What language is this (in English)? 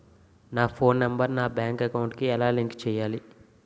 Telugu